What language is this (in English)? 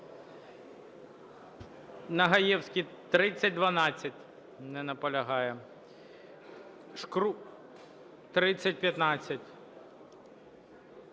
Ukrainian